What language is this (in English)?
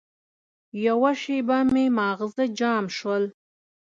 Pashto